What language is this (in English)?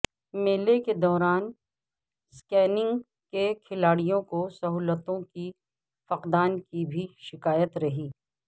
Urdu